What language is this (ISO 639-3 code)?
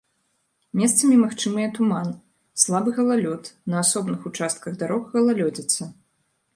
bel